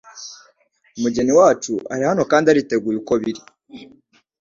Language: Kinyarwanda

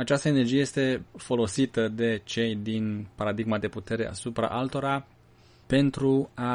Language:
Romanian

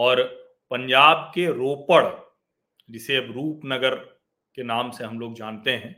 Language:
Hindi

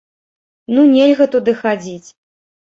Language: Belarusian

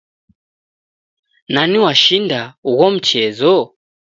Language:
Taita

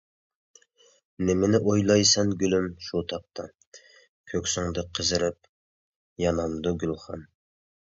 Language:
Uyghur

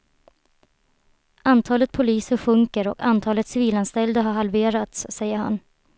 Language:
Swedish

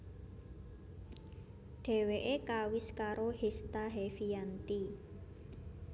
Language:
Javanese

